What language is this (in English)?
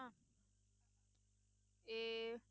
Punjabi